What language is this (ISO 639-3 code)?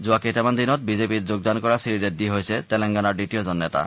asm